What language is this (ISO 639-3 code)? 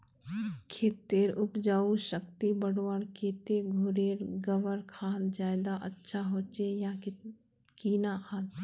mag